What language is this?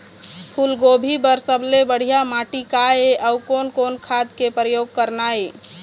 Chhattisgarhi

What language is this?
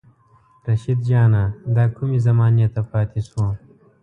Pashto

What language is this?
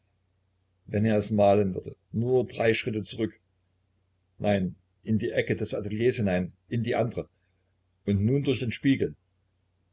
German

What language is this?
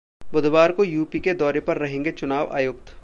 Hindi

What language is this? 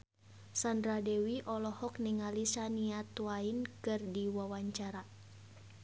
Sundanese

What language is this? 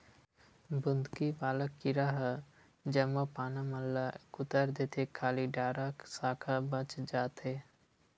Chhattisgarhi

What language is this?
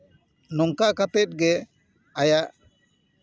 Santali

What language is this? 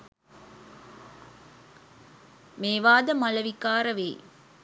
Sinhala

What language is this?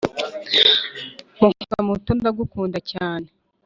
Kinyarwanda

